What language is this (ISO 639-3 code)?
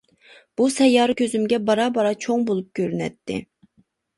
uig